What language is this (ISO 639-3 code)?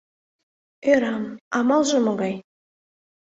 chm